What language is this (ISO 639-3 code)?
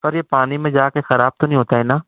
urd